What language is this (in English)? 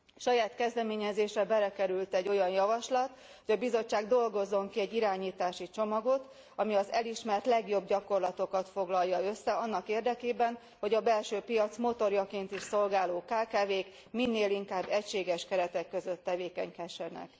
Hungarian